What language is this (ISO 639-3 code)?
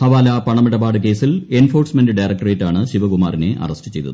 mal